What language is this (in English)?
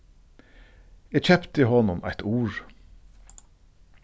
Faroese